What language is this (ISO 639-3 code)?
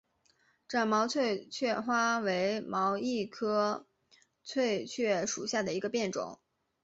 zho